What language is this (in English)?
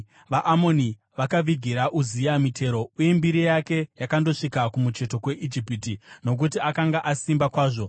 Shona